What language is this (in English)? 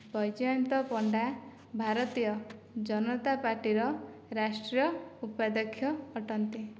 Odia